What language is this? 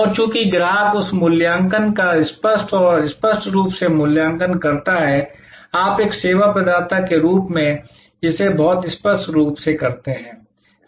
Hindi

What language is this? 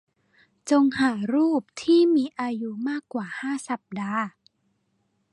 Thai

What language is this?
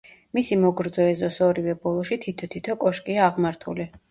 Georgian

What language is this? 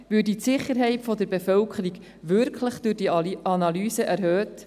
Swiss German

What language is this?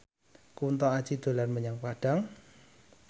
Javanese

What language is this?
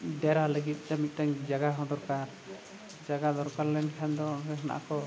Santali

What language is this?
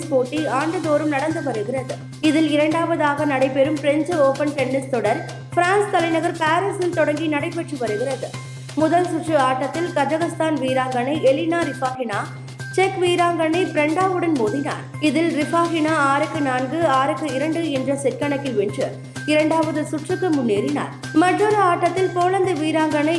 Tamil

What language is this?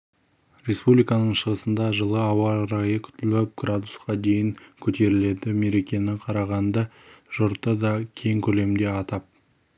Kazakh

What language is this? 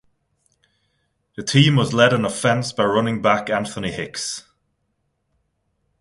English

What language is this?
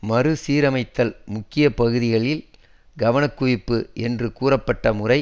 Tamil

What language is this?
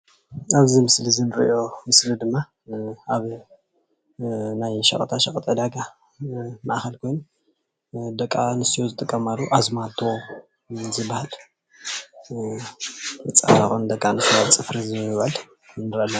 Tigrinya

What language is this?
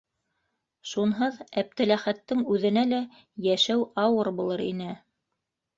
Bashkir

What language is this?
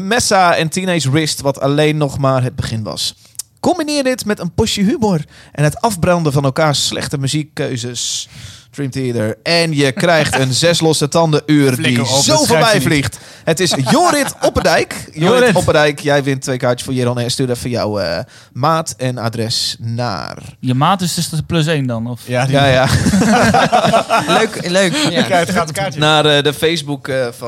Dutch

